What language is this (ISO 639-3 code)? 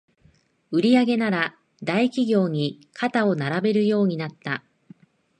jpn